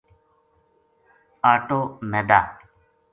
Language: Gujari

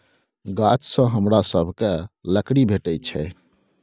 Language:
Maithili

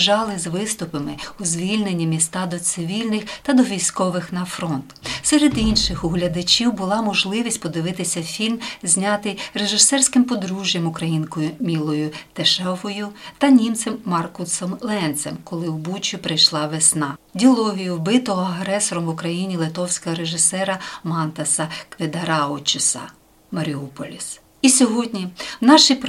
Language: Ukrainian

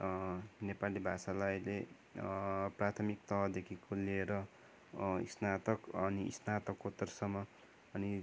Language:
Nepali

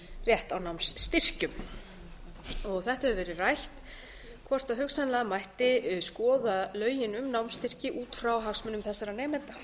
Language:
Icelandic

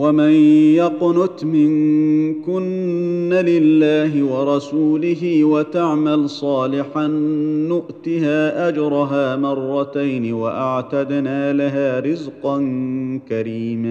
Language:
Arabic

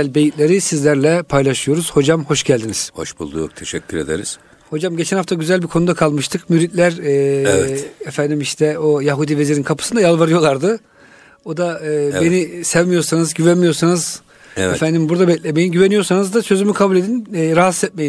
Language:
Turkish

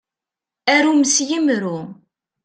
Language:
Kabyle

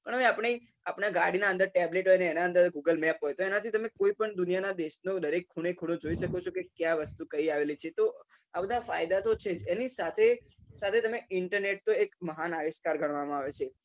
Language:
Gujarati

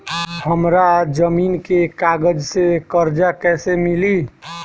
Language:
Bhojpuri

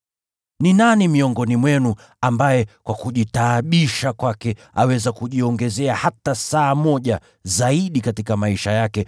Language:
Swahili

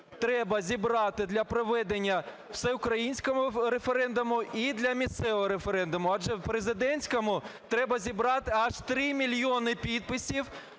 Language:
Ukrainian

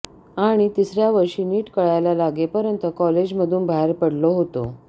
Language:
Marathi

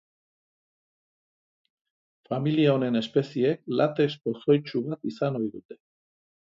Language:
Basque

